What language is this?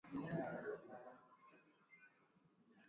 Swahili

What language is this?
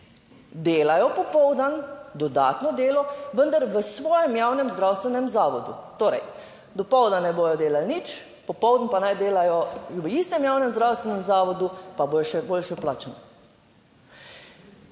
Slovenian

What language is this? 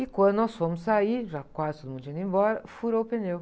Portuguese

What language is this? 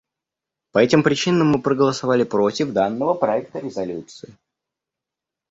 Russian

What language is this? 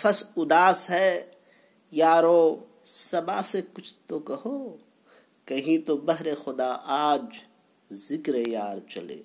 Urdu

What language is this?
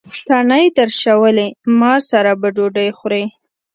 Pashto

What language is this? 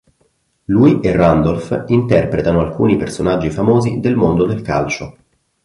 Italian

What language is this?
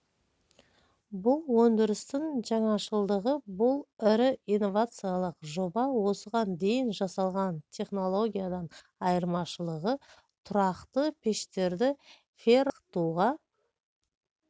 Kazakh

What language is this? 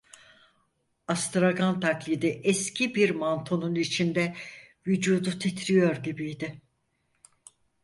Turkish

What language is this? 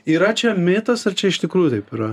Lithuanian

